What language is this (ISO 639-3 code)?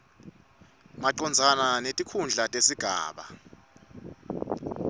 ssw